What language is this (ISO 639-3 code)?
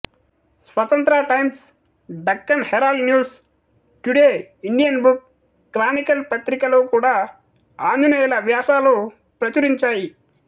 tel